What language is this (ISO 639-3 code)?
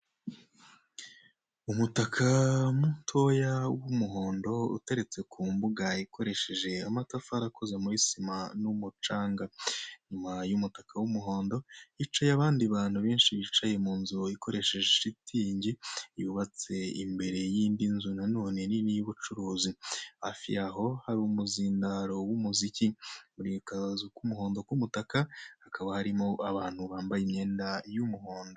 kin